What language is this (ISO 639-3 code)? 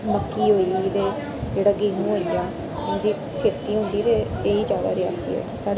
doi